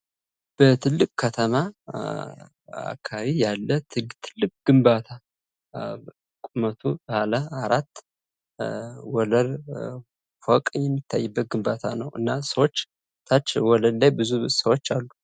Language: Amharic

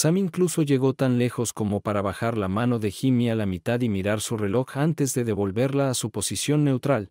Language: Spanish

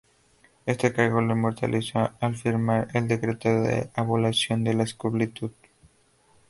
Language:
Spanish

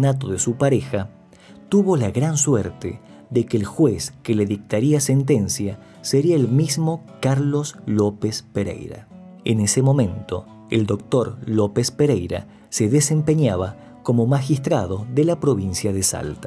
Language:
Spanish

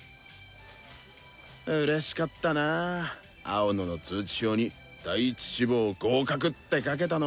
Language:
Japanese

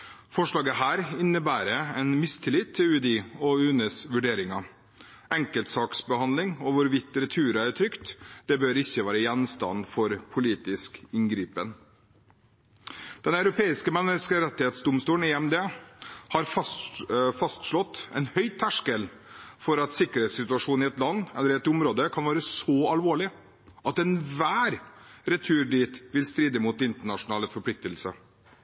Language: Norwegian Bokmål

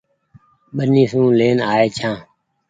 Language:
Goaria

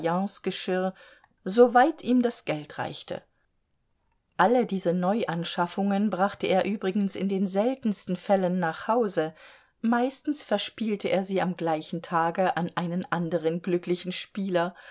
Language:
German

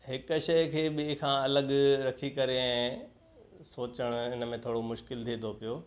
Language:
Sindhi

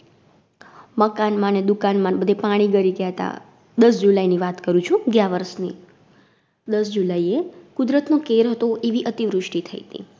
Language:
Gujarati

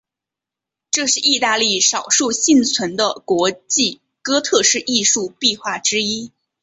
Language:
Chinese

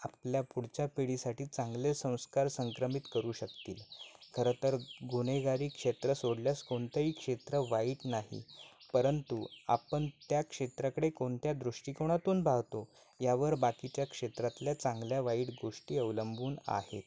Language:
Marathi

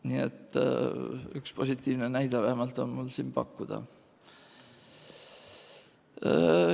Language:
Estonian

